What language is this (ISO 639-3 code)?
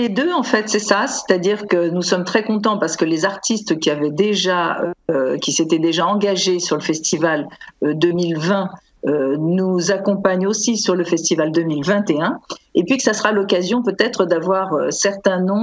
fra